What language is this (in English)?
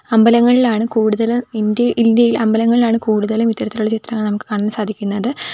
Malayalam